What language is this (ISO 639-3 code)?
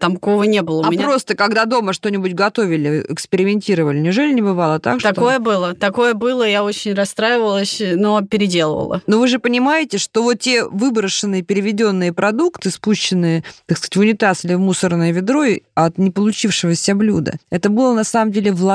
rus